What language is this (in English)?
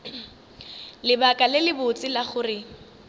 Northern Sotho